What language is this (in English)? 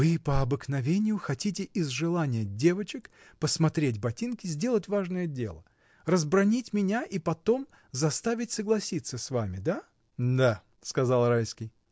Russian